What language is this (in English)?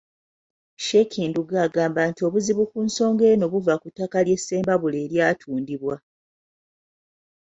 Ganda